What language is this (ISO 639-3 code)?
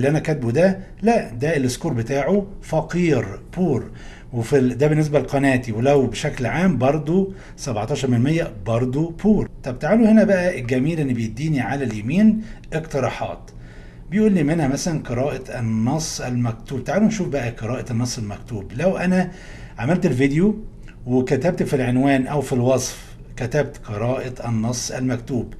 ara